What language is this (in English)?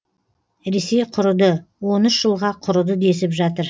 Kazakh